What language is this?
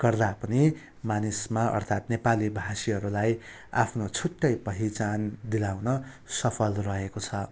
Nepali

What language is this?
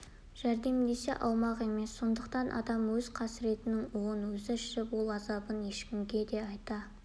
Kazakh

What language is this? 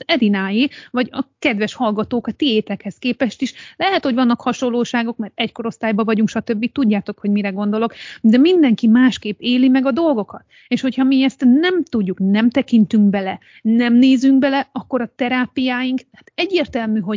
Hungarian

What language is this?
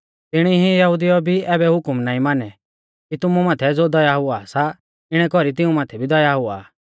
Mahasu Pahari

